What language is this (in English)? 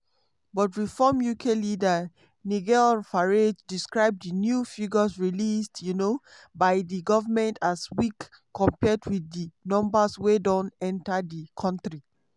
Nigerian Pidgin